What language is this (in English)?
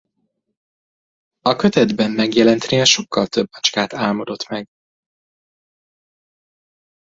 Hungarian